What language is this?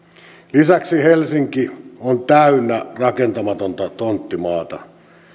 Finnish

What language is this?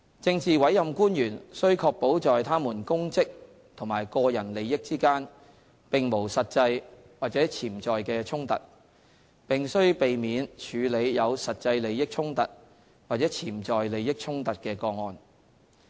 Cantonese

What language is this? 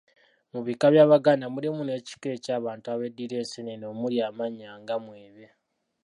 Ganda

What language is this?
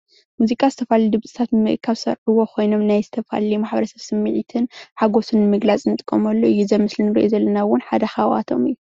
Tigrinya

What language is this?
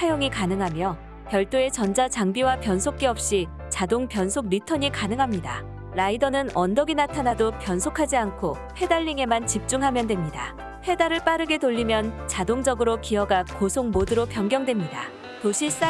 Korean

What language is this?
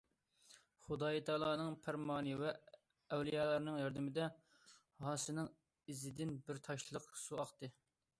Uyghur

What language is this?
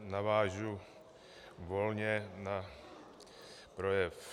Czech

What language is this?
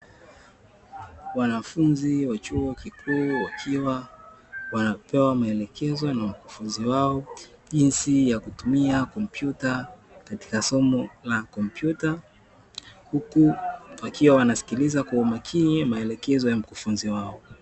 Swahili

